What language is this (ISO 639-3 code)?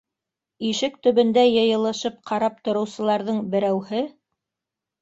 bak